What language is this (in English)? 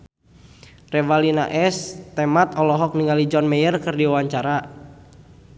Sundanese